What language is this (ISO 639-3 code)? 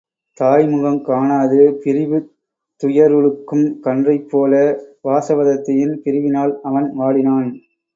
tam